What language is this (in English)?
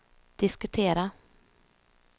Swedish